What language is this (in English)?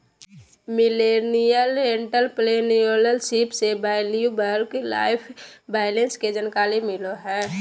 Magahi